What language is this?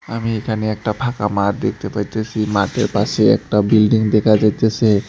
Bangla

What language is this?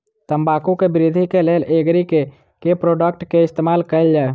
Maithili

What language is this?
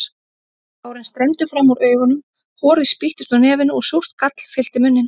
Icelandic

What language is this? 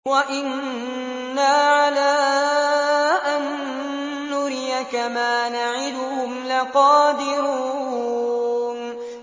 Arabic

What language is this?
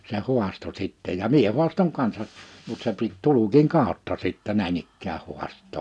Finnish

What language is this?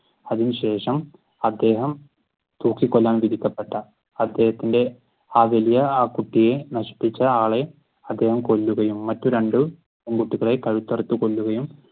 Malayalam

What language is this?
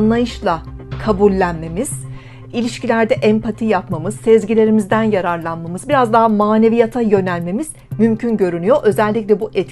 Turkish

